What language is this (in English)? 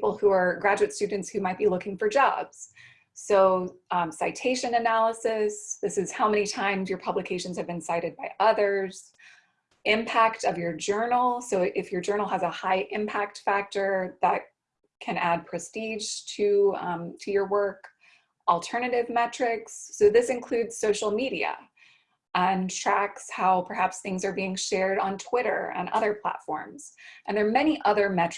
English